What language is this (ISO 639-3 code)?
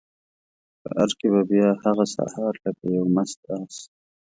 pus